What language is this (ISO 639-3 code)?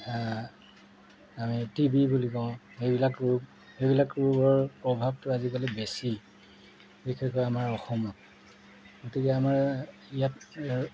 asm